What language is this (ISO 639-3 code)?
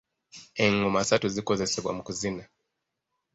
lug